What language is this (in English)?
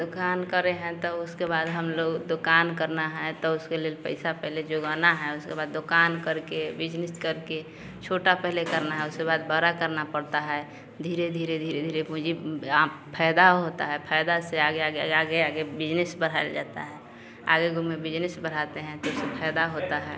Hindi